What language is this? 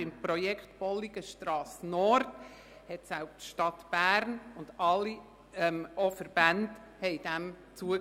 Swiss German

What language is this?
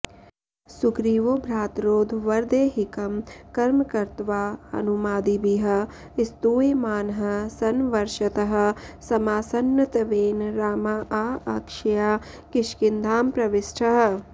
Sanskrit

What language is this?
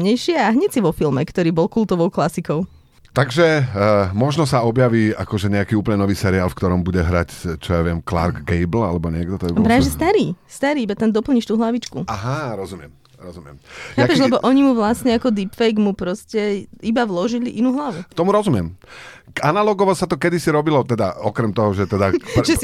Slovak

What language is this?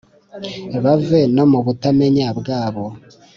Kinyarwanda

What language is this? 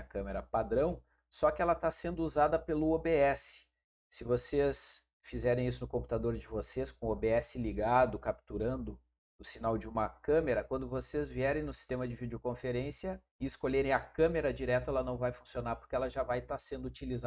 Portuguese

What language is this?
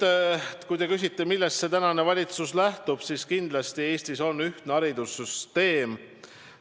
Estonian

